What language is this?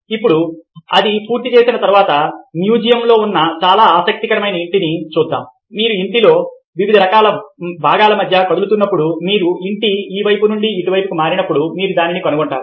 Telugu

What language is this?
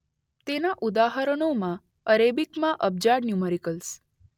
Gujarati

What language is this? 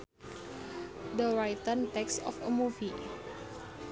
Sundanese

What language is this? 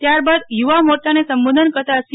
Gujarati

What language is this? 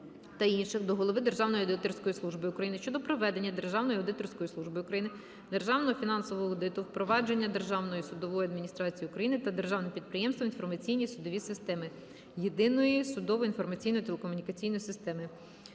Ukrainian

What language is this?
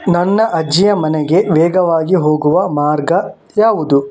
Kannada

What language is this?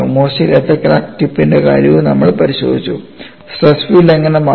Malayalam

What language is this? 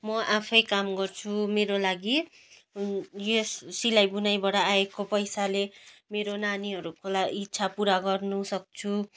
Nepali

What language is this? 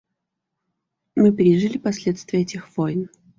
Russian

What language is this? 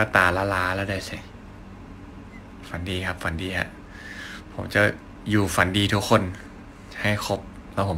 Thai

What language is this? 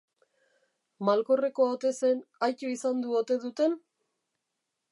Basque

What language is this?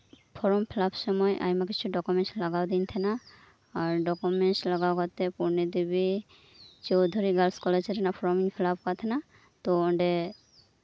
Santali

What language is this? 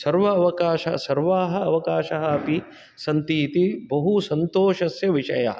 Sanskrit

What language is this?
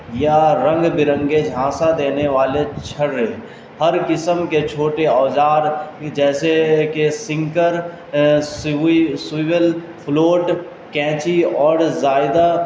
Urdu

